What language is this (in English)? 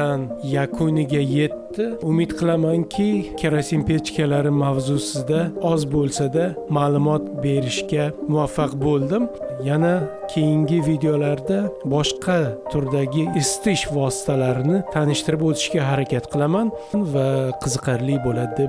Uzbek